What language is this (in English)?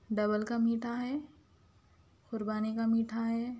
Urdu